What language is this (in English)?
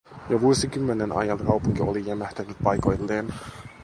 Finnish